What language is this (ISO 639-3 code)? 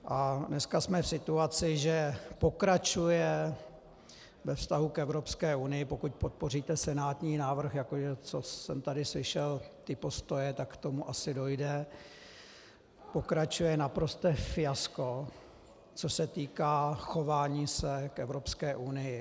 ces